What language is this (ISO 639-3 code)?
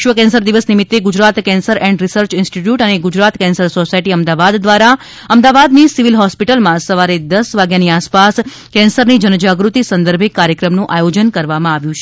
guj